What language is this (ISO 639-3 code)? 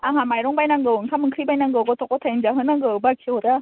brx